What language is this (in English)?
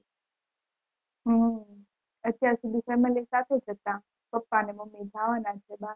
Gujarati